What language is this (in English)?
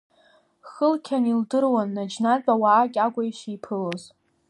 Abkhazian